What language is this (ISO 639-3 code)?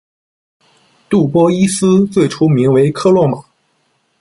zho